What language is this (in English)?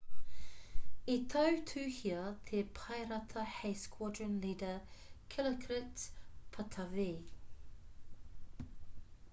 Māori